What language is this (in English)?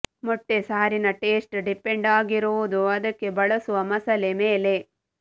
Kannada